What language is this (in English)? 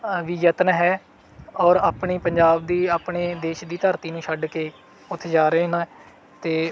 Punjabi